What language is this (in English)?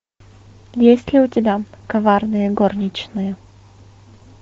Russian